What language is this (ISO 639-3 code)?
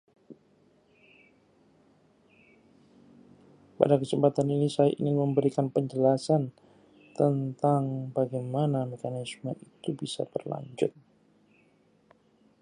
ind